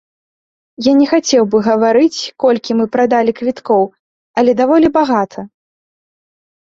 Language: Belarusian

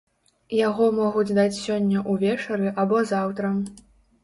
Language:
Belarusian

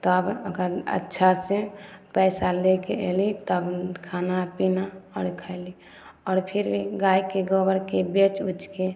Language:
Maithili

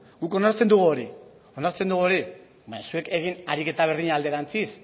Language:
Basque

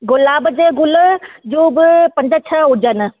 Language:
Sindhi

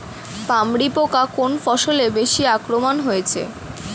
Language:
Bangla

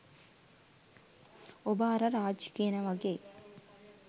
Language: Sinhala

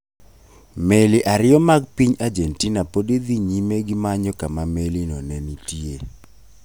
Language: Luo (Kenya and Tanzania)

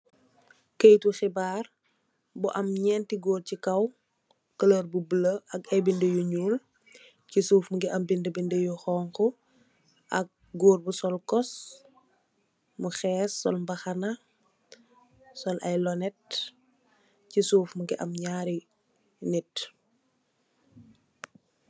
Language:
Wolof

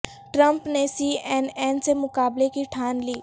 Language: Urdu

